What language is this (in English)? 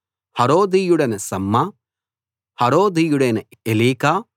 Telugu